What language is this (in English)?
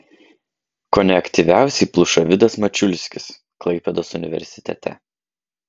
Lithuanian